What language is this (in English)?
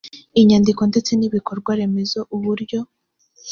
Kinyarwanda